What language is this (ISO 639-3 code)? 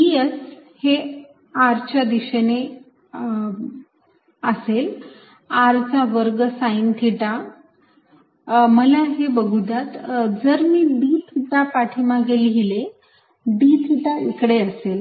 mar